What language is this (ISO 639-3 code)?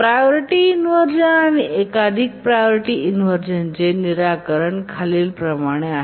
mar